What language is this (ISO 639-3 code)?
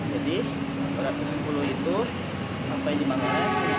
ind